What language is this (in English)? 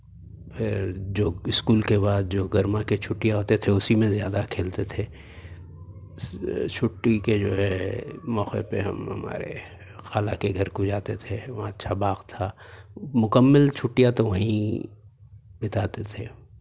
Urdu